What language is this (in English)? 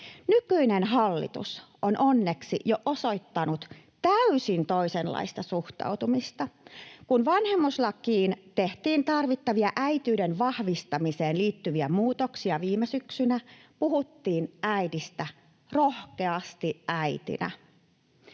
Finnish